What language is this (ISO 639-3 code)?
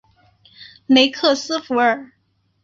zho